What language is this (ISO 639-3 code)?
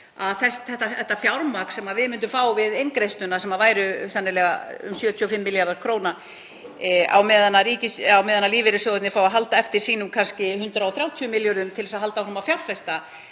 isl